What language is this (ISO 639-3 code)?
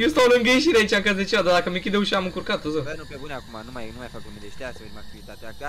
ron